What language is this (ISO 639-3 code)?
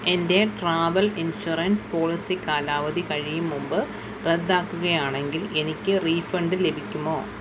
mal